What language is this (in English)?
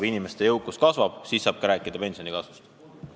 Estonian